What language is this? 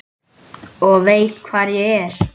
Icelandic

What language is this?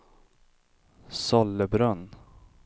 Swedish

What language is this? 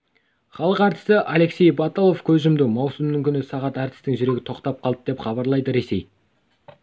Kazakh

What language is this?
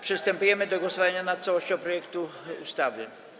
Polish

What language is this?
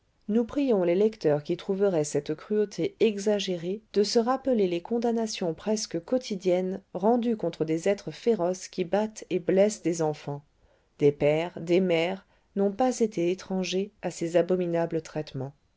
French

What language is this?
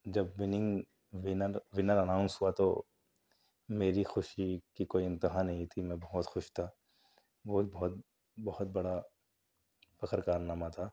Urdu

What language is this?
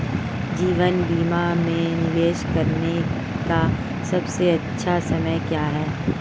Hindi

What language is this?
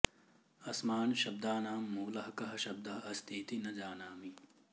Sanskrit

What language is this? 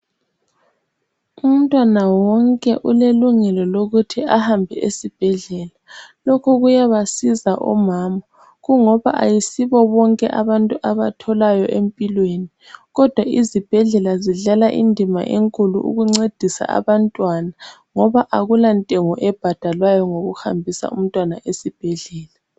North Ndebele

